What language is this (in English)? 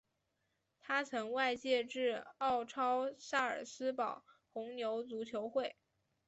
Chinese